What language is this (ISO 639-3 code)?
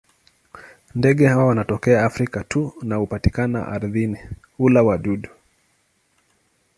swa